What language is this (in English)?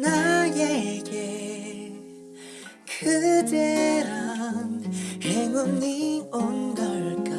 Korean